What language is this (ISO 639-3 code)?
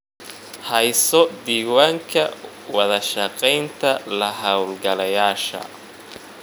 som